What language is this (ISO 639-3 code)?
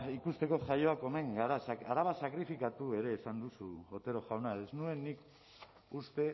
eus